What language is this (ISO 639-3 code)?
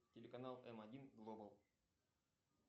rus